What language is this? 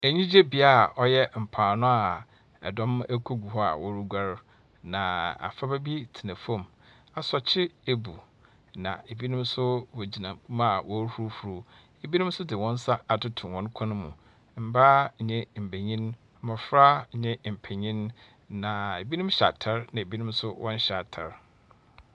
Akan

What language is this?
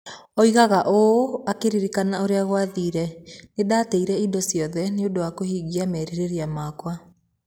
Kikuyu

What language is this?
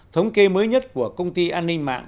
Vietnamese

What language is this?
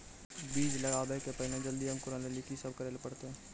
Maithili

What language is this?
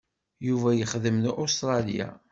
Kabyle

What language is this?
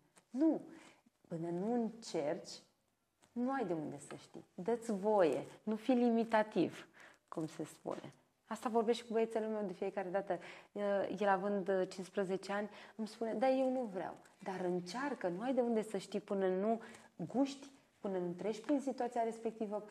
Romanian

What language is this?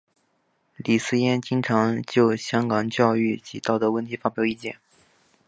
Chinese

